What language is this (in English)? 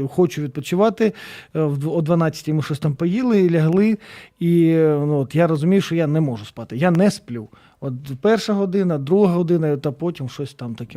Ukrainian